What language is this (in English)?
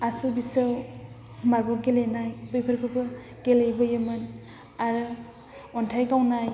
Bodo